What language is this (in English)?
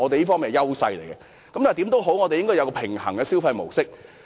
Cantonese